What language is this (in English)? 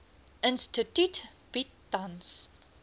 Afrikaans